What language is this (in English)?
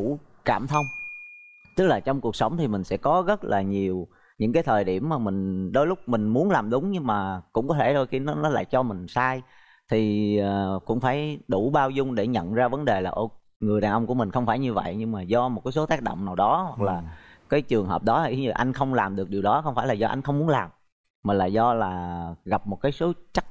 Vietnamese